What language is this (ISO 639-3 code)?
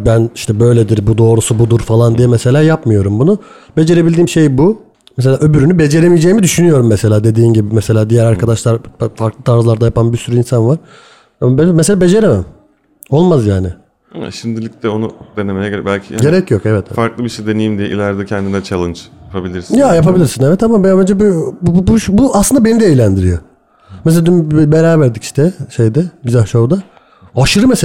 tur